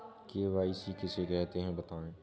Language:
Hindi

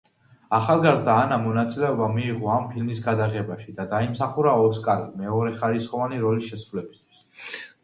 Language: Georgian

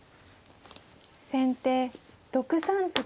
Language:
Japanese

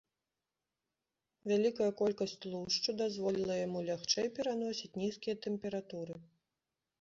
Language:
Belarusian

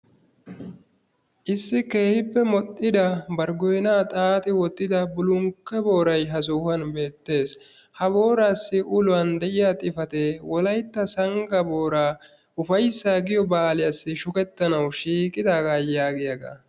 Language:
Wolaytta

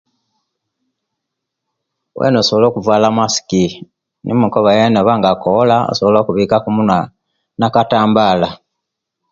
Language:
Kenyi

